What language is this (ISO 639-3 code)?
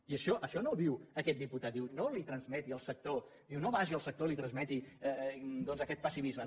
cat